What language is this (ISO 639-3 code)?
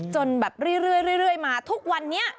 tha